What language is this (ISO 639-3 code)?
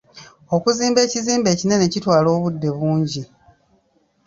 lug